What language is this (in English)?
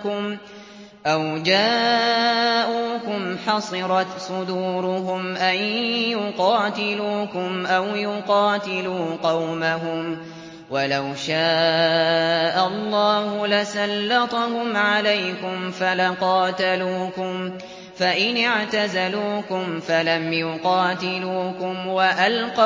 Arabic